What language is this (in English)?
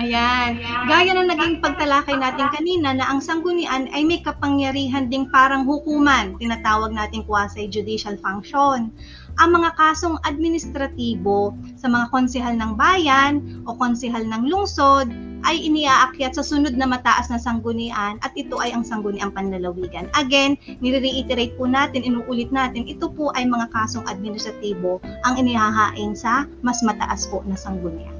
Filipino